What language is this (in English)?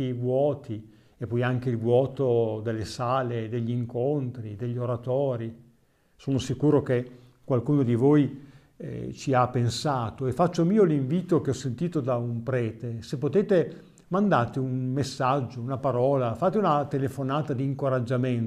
Italian